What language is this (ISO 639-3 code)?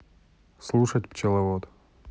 rus